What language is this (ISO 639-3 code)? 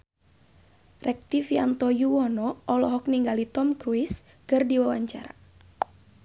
sun